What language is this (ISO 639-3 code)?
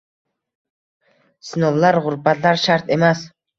uzb